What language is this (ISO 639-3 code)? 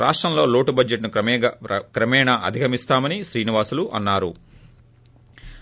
tel